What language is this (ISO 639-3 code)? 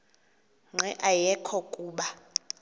xho